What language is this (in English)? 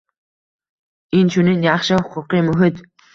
Uzbek